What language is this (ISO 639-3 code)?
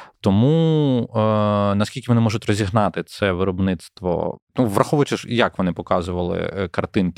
ukr